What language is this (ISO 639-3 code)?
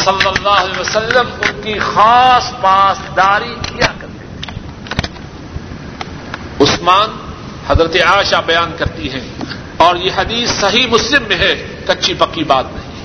urd